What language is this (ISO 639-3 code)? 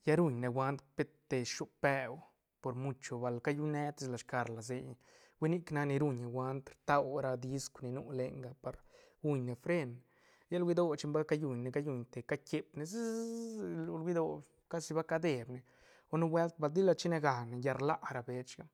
ztn